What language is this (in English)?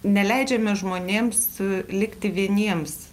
Lithuanian